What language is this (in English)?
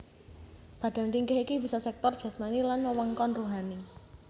Javanese